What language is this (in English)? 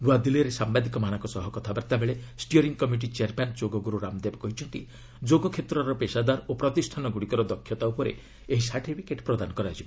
Odia